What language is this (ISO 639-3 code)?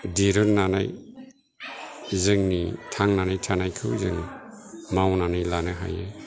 brx